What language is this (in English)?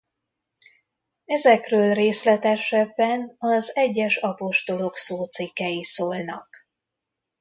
Hungarian